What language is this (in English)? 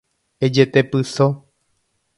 Guarani